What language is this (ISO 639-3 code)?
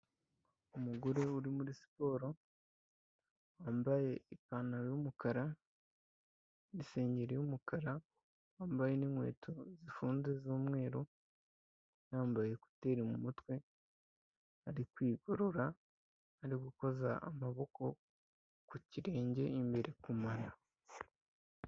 kin